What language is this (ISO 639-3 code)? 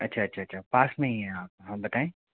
hin